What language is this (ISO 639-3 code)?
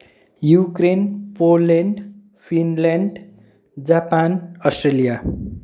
nep